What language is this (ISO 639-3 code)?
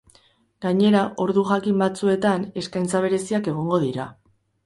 eus